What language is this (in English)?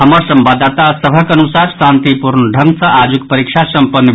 Maithili